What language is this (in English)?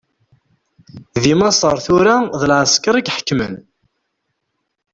Kabyle